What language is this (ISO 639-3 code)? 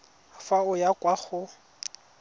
tsn